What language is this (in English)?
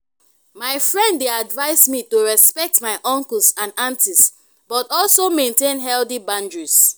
Nigerian Pidgin